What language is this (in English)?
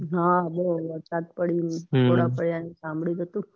Gujarati